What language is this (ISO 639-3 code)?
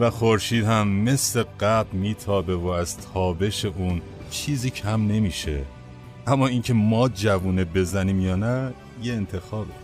fas